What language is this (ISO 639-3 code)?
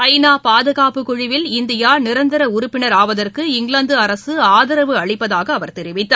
tam